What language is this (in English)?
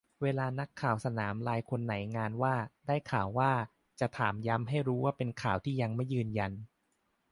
Thai